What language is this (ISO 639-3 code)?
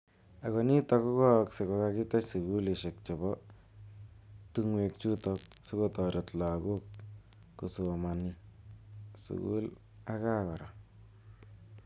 kln